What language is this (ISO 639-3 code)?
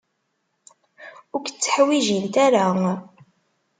kab